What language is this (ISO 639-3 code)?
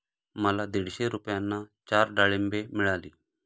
mar